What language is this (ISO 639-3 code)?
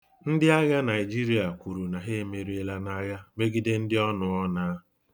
ibo